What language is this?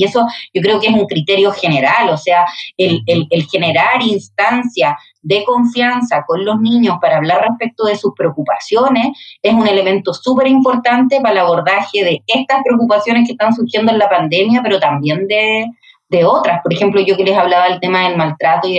Spanish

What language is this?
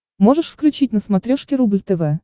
Russian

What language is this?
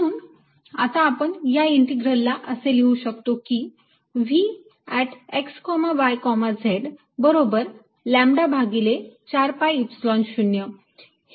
Marathi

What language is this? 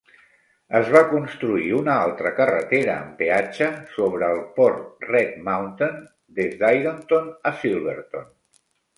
Catalan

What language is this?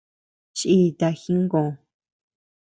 Tepeuxila Cuicatec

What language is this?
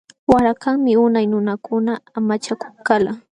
Jauja Wanca Quechua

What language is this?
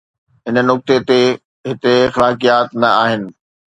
Sindhi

